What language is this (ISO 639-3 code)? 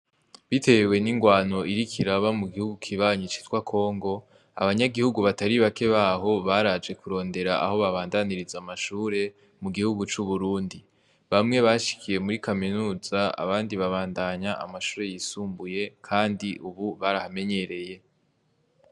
run